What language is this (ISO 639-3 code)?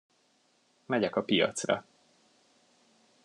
hun